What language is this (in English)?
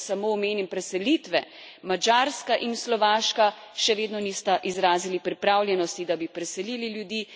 Slovenian